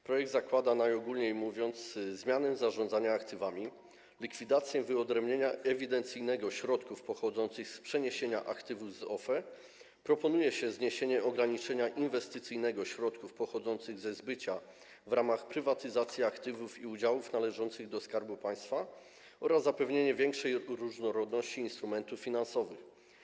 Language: Polish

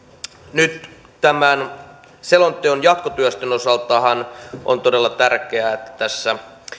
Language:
Finnish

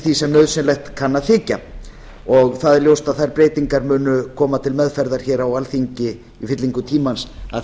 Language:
Icelandic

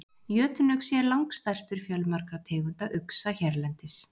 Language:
Icelandic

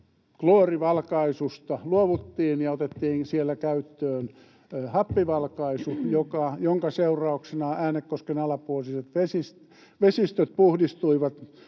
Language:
Finnish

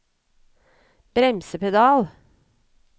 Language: Norwegian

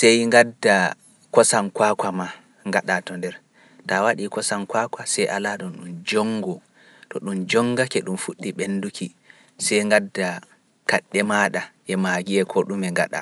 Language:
Pular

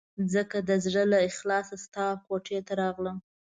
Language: Pashto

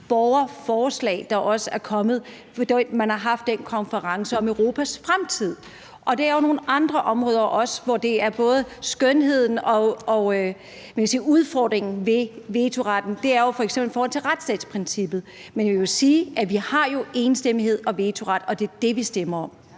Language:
Danish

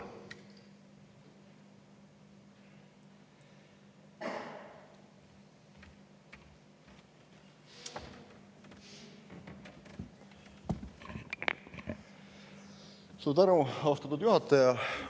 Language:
Estonian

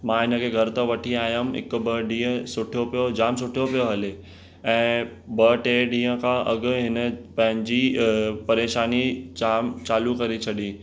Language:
Sindhi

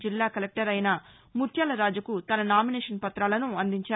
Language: Telugu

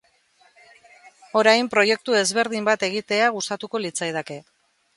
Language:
Basque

